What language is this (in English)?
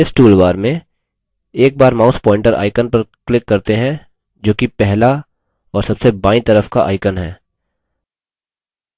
Hindi